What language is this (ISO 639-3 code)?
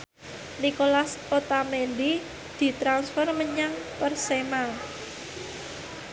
jav